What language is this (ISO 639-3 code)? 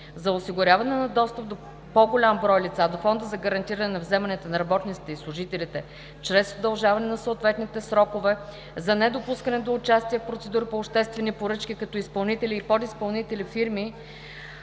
bul